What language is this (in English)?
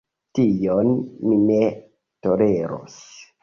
Esperanto